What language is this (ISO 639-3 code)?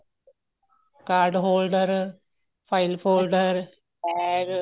pan